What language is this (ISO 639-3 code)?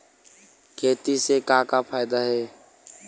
hne